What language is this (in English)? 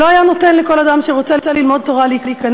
Hebrew